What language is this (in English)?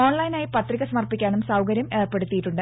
Malayalam